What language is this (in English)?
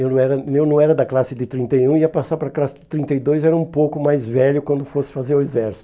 Portuguese